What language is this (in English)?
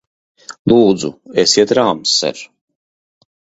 Latvian